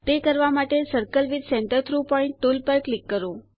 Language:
Gujarati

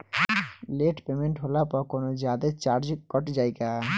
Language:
Bhojpuri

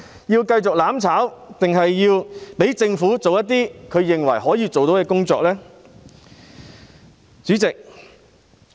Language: Cantonese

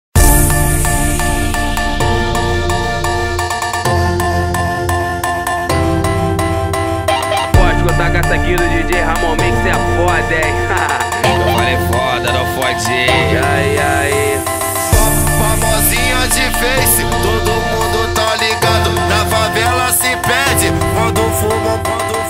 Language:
Romanian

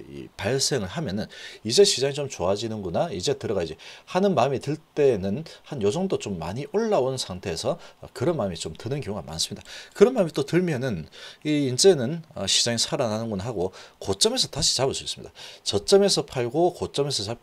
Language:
Korean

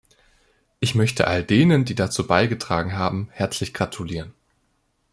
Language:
German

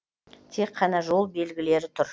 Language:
Kazakh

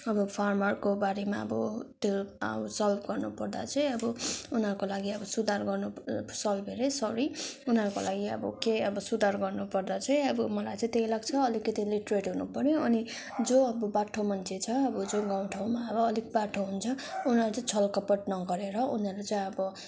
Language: Nepali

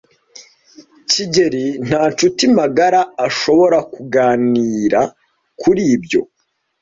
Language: Kinyarwanda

